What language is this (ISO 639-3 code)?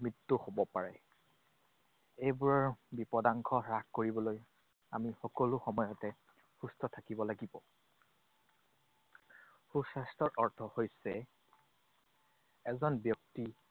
asm